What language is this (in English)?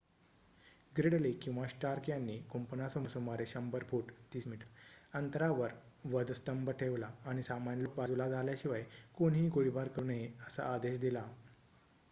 Marathi